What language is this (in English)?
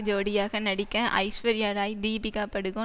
Tamil